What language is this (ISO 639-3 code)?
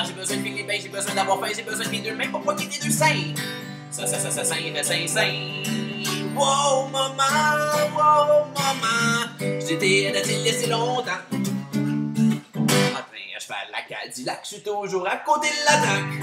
fra